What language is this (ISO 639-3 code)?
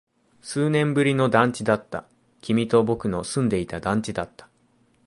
jpn